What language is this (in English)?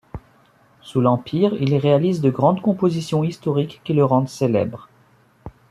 French